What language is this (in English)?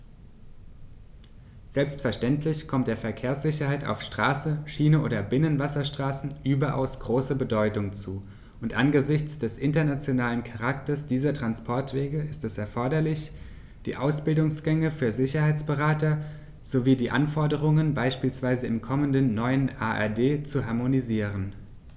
German